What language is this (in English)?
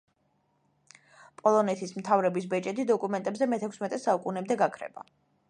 Georgian